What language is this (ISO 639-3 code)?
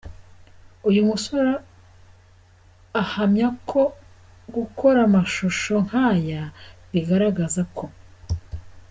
kin